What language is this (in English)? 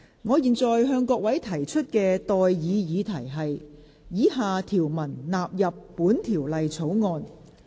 Cantonese